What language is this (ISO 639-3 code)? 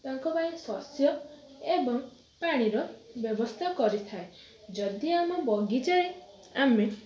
ori